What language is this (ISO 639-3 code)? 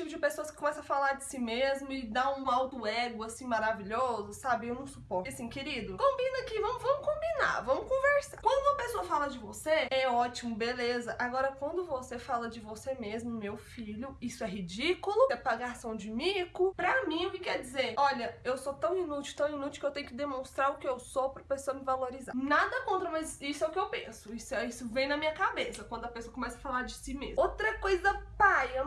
por